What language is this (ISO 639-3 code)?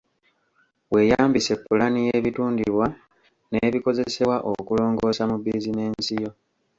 lug